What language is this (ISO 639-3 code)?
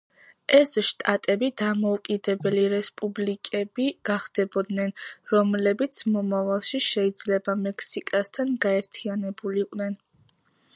kat